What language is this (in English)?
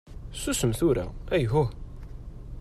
Kabyle